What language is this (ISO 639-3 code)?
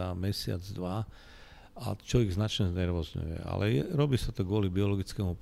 slk